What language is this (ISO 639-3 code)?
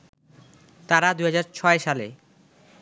ben